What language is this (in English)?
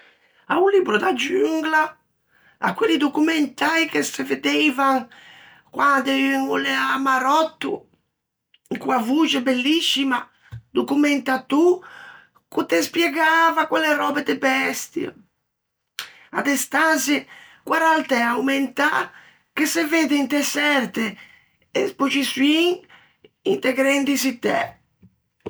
Ligurian